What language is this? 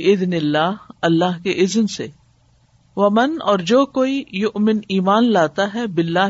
Urdu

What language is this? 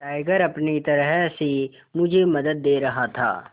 Hindi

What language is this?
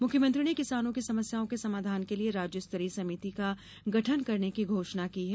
Hindi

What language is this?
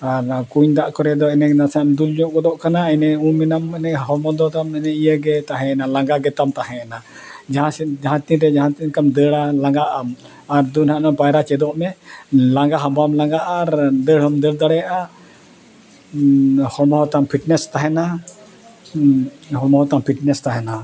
Santali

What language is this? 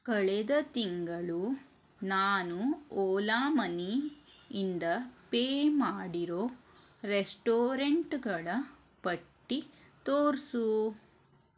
Kannada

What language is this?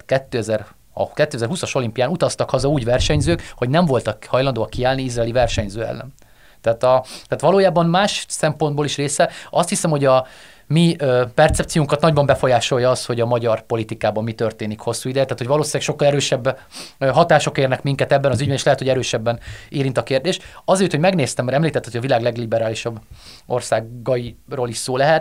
Hungarian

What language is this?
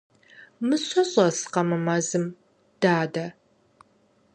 Kabardian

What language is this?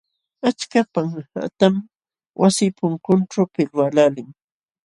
Jauja Wanca Quechua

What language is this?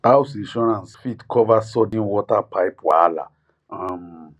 Nigerian Pidgin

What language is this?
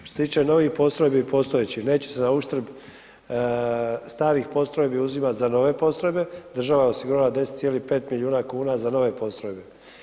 Croatian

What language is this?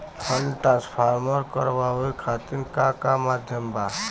Bhojpuri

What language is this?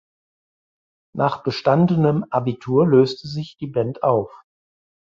German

